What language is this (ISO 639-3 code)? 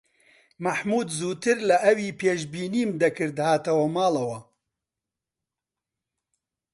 ckb